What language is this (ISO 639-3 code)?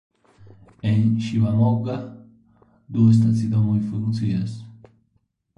epo